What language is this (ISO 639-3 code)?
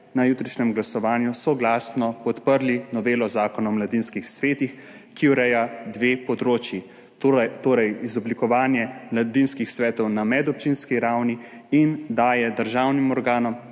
slv